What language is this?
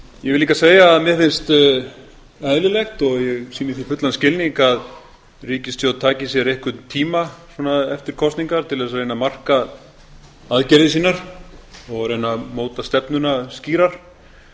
Icelandic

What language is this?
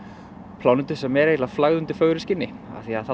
Icelandic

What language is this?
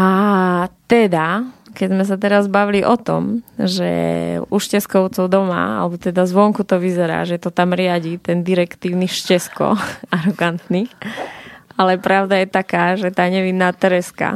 Slovak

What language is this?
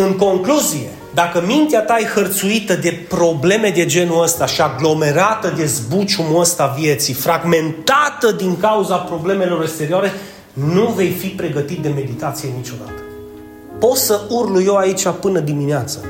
Romanian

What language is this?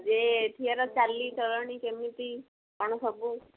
Odia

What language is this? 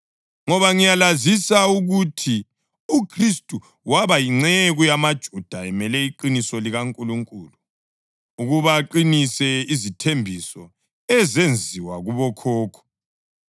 North Ndebele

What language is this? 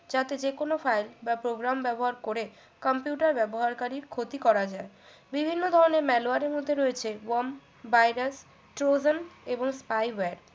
Bangla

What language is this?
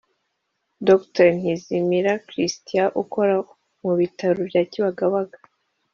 Kinyarwanda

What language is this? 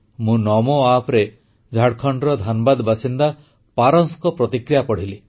Odia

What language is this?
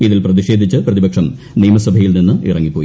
Malayalam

